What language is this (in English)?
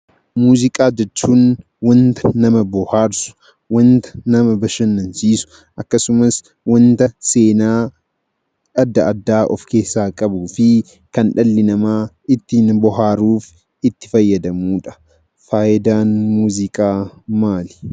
Oromo